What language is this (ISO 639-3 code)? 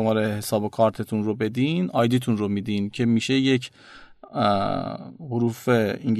fas